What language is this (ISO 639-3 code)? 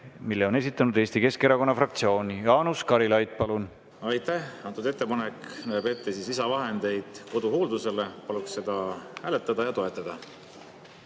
est